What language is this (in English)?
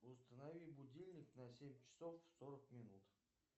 Russian